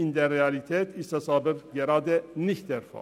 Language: Swiss German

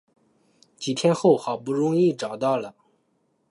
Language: Chinese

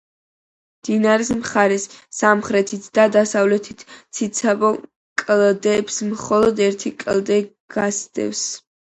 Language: Georgian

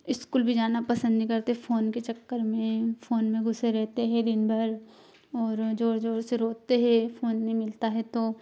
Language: Hindi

